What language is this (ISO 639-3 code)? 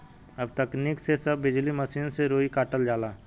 bho